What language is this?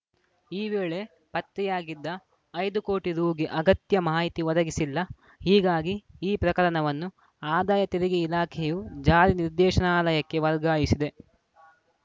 Kannada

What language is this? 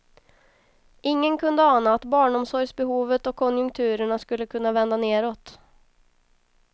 Swedish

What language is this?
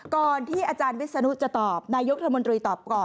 Thai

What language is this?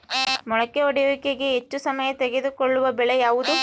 Kannada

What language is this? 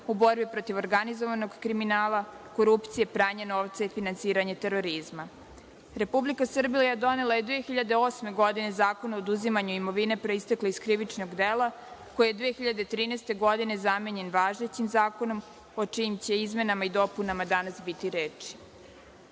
Serbian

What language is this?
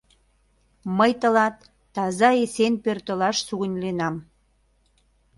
Mari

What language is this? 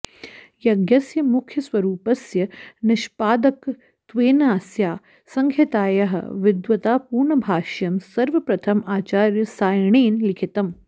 Sanskrit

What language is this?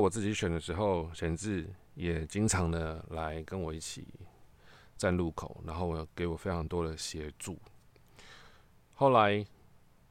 Chinese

